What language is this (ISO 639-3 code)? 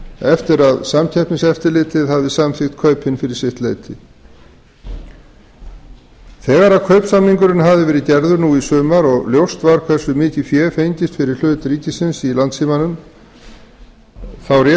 isl